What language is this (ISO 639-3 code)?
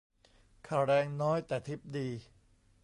tha